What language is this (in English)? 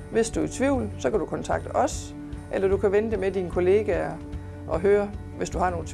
Danish